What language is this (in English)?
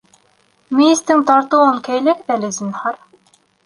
Bashkir